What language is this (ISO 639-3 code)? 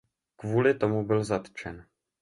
ces